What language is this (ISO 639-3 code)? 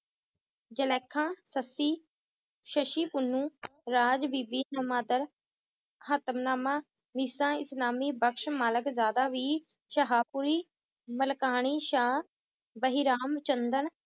pan